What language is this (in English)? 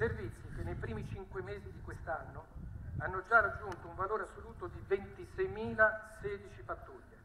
Italian